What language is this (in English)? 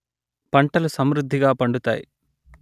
Telugu